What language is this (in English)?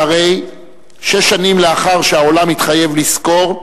Hebrew